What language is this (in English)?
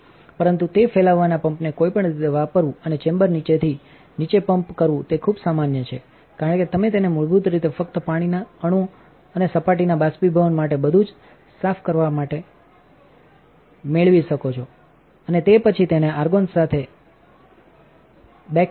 Gujarati